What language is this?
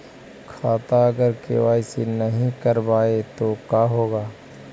Magahi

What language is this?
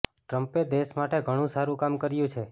Gujarati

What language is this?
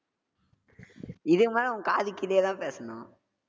Tamil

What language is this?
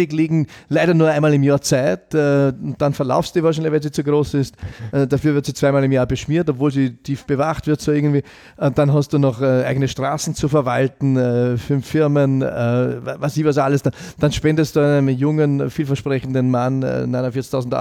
German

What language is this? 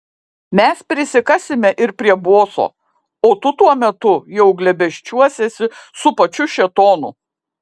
Lithuanian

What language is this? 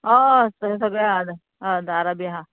Konkani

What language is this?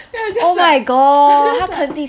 English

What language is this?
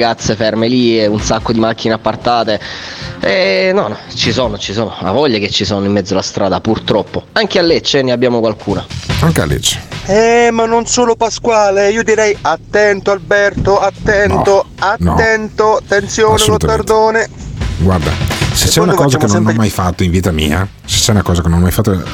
Italian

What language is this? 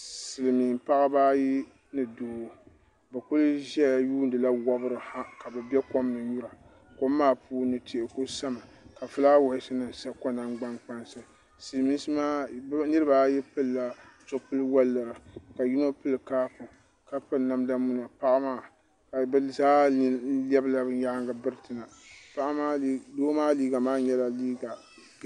Dagbani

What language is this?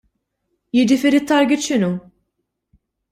Maltese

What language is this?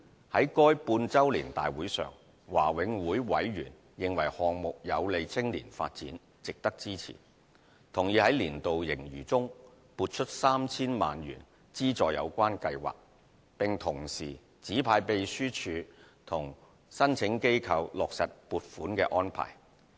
Cantonese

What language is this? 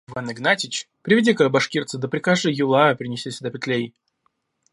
Russian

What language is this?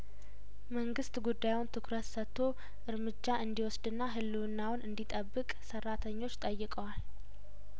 Amharic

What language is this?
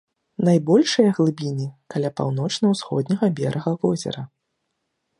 Belarusian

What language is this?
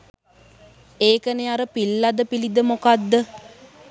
Sinhala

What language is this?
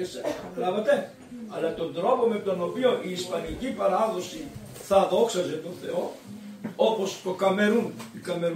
Greek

